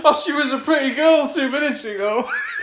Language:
English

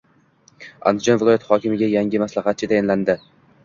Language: Uzbek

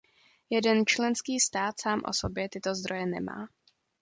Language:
Czech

